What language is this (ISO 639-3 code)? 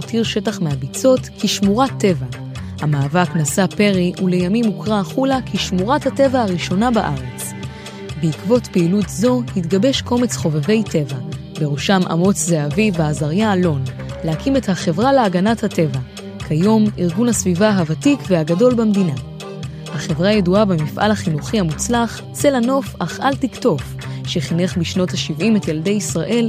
heb